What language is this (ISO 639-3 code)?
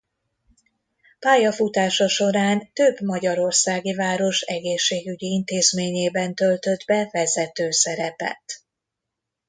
hun